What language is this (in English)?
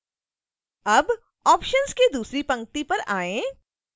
Hindi